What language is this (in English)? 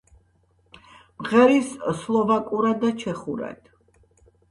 Georgian